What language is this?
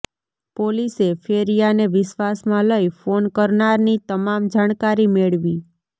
Gujarati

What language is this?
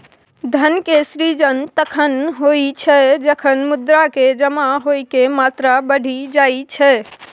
Maithili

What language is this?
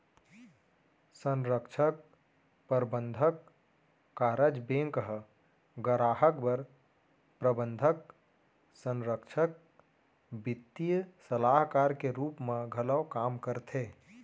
Chhattisgarhi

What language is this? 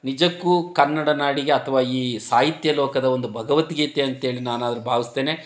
Kannada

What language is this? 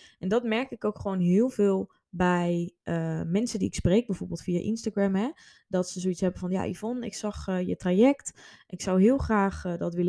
Dutch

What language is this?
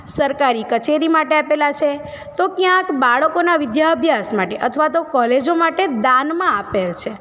Gujarati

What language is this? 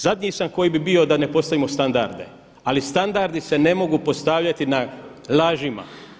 Croatian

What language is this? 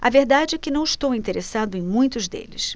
Portuguese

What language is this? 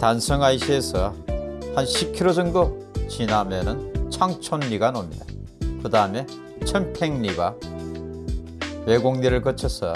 Korean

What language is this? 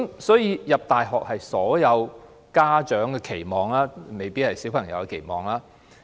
Cantonese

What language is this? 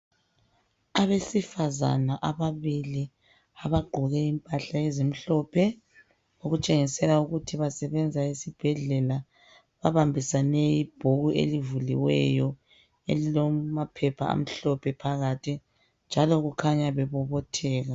North Ndebele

